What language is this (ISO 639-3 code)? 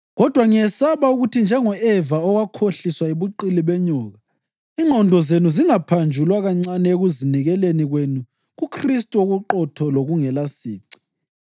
nde